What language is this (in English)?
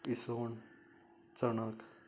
Konkani